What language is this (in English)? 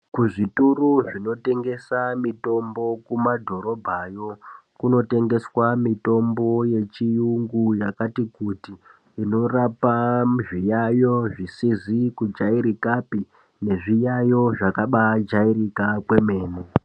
Ndau